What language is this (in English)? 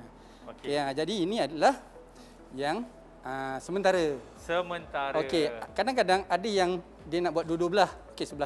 Malay